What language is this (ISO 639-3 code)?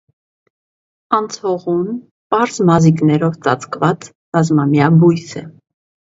hye